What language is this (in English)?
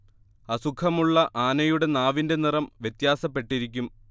Malayalam